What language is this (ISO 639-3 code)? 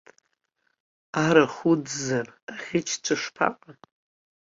abk